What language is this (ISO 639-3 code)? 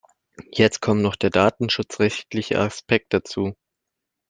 deu